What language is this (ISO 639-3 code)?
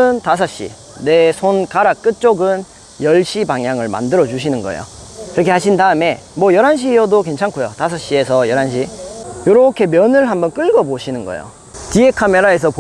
kor